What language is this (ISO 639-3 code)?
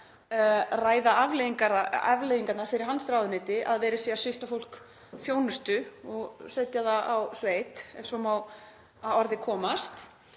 isl